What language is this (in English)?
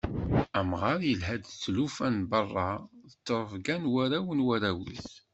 Kabyle